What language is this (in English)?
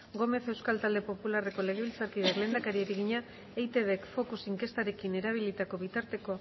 Basque